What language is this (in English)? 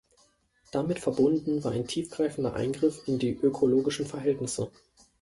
German